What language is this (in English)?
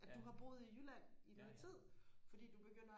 Danish